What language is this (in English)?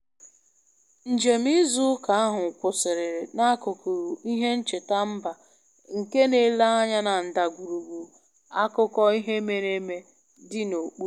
Igbo